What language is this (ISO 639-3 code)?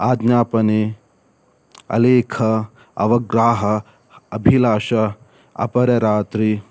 kan